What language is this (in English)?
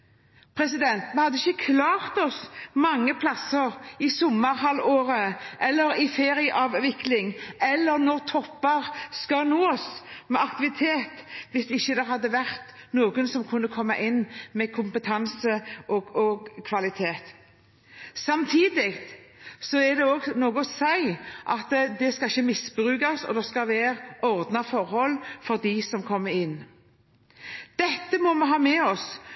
Norwegian Bokmål